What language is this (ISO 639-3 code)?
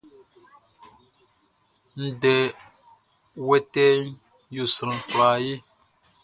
bci